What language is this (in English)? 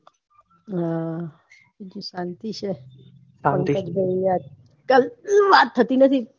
Gujarati